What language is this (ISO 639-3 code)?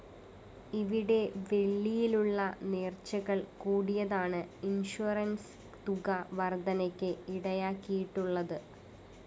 mal